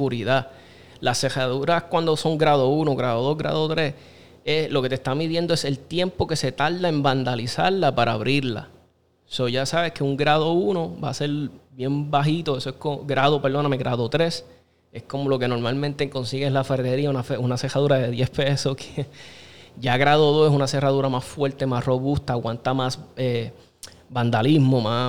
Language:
Spanish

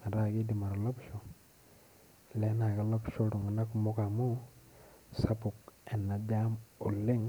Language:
Masai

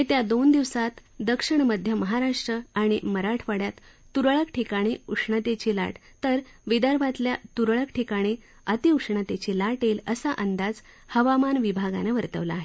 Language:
Marathi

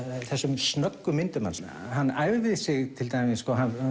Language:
Icelandic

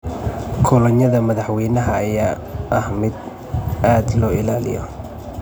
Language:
Somali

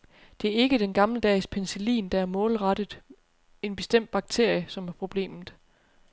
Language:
Danish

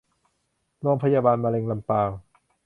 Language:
Thai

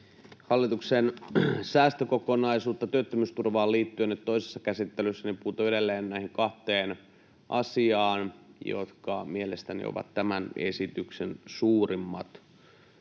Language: Finnish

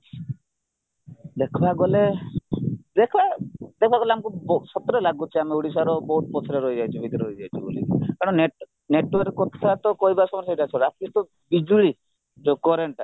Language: Odia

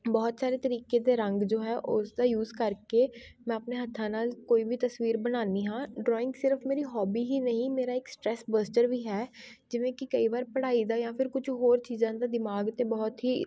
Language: Punjabi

